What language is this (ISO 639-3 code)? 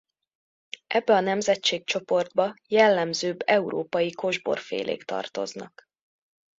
hun